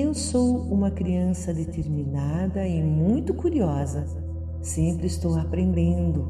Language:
Portuguese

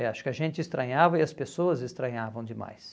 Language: Portuguese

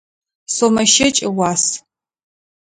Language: Adyghe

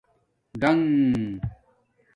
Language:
Domaaki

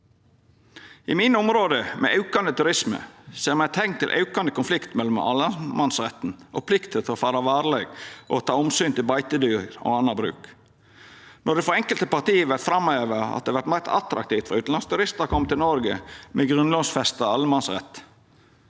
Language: Norwegian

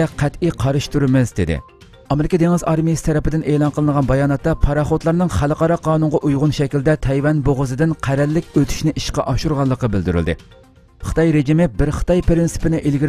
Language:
Turkish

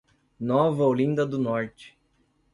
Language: Portuguese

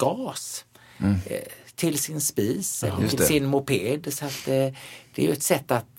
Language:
Swedish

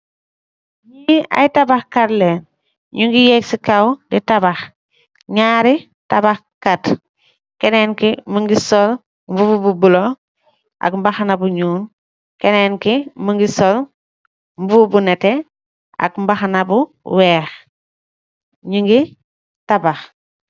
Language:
Wolof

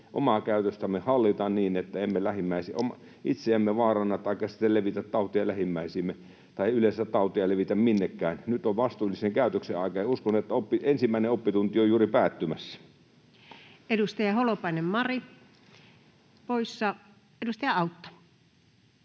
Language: Finnish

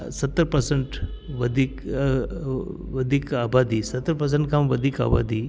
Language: Sindhi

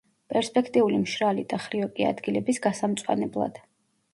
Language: Georgian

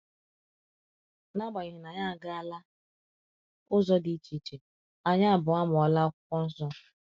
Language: Igbo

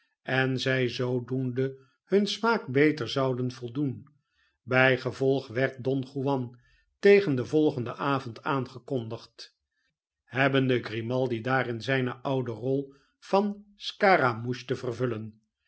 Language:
Dutch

